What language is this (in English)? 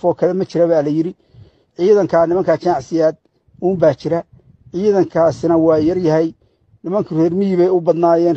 Arabic